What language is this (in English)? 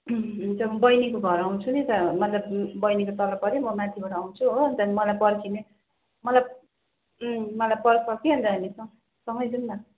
Nepali